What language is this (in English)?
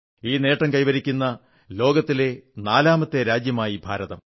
Malayalam